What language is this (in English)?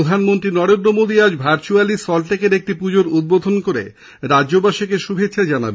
Bangla